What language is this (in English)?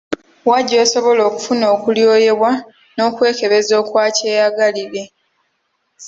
Ganda